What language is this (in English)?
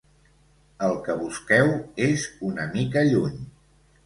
Catalan